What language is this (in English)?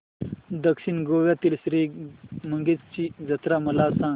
Marathi